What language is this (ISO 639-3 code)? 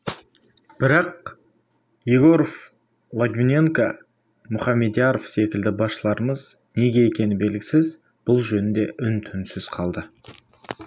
kaz